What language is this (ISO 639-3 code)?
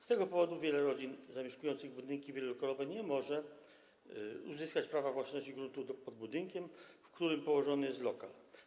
pol